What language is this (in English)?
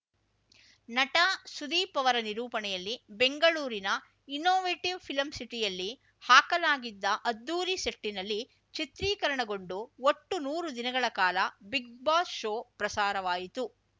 Kannada